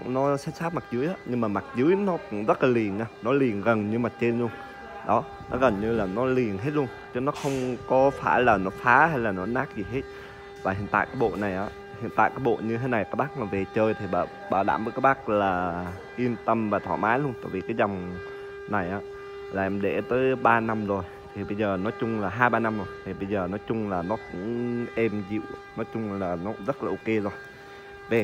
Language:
Vietnamese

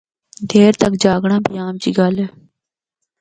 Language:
Northern Hindko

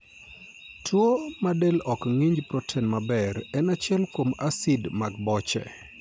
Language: Luo (Kenya and Tanzania)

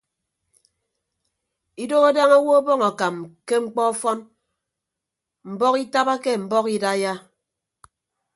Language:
Ibibio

